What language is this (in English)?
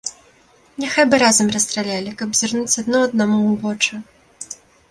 Belarusian